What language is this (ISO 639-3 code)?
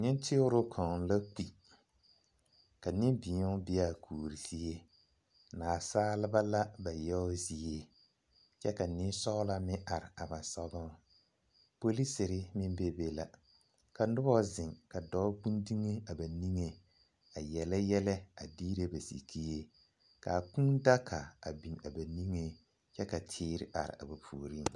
dga